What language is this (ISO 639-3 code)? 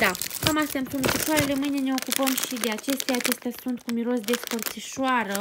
ron